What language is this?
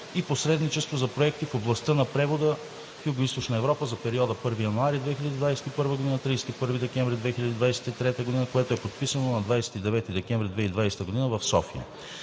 Bulgarian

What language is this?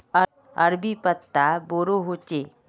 Magahi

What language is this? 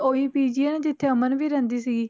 Punjabi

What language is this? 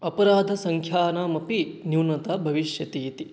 Sanskrit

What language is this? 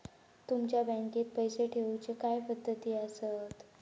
Marathi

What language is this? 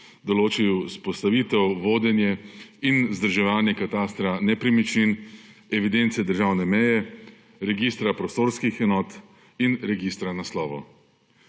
Slovenian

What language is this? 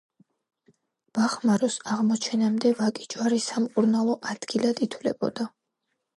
Georgian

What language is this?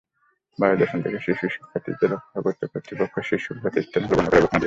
Bangla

